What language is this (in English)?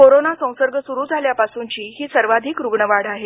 Marathi